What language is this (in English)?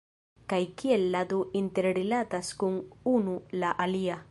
Esperanto